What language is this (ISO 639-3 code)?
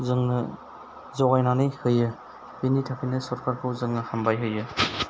brx